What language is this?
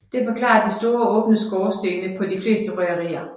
Danish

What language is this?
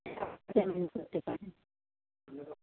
Bangla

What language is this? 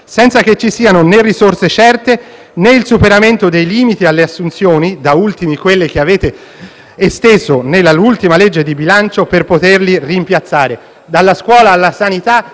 Italian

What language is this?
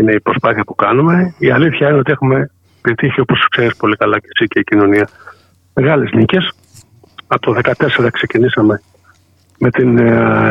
Greek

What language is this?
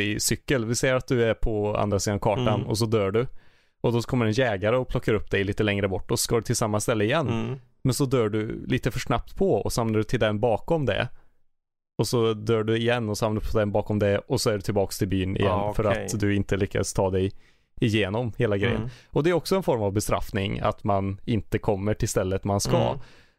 Swedish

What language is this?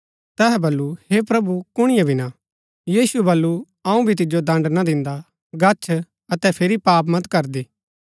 Gaddi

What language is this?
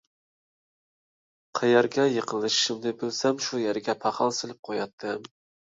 Uyghur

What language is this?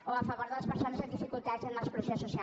Catalan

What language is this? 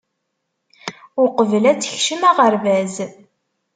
Kabyle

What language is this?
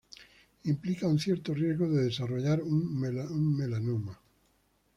Spanish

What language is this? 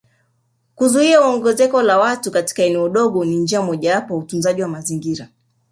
Swahili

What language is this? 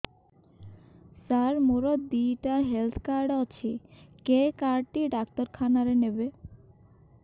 Odia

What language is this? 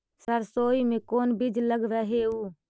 Magahi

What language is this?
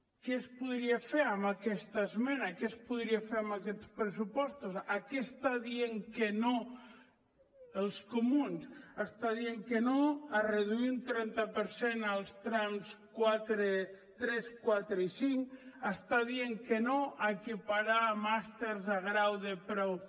Catalan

